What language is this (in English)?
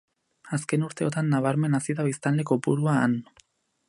Basque